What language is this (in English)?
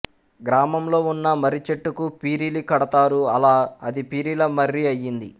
Telugu